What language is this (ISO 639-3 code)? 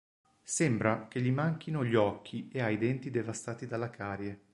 ita